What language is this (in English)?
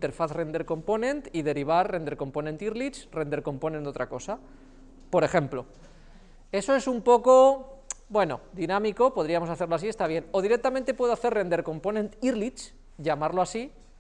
Spanish